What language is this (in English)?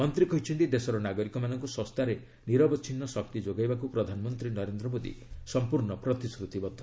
Odia